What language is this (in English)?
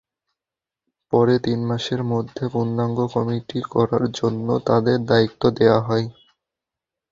Bangla